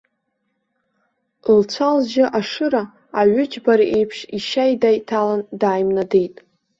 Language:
Abkhazian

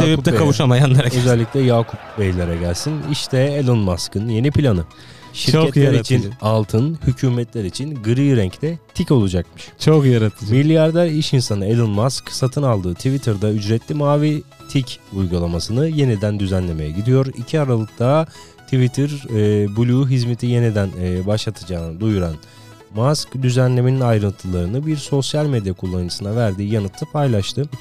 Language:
Turkish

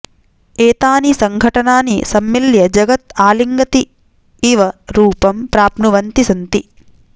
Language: Sanskrit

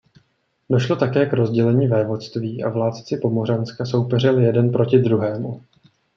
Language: Czech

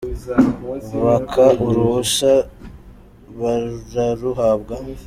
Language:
Kinyarwanda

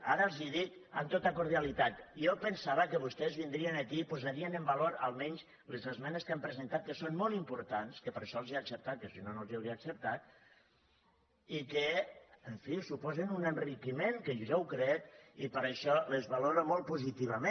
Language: Catalan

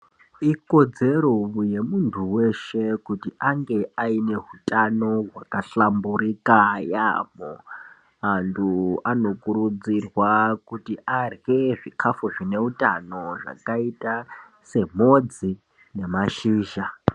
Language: Ndau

